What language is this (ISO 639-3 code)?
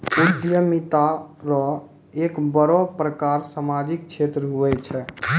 mai